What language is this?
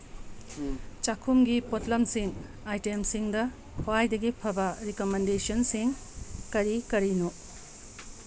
Manipuri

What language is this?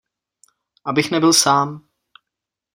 Czech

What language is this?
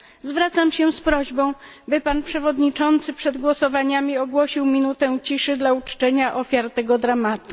Polish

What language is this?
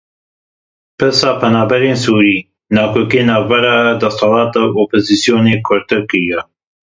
Kurdish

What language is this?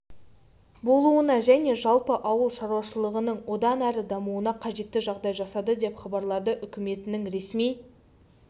Kazakh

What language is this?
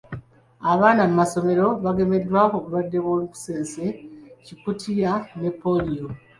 Ganda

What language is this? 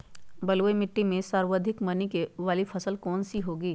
Magahi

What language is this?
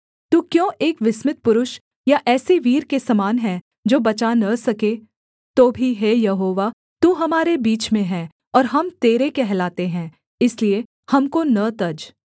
Hindi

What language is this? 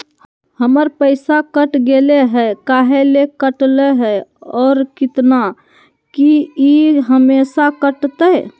Magahi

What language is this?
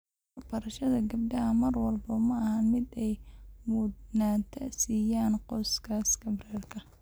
Somali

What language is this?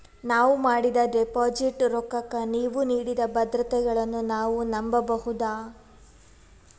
Kannada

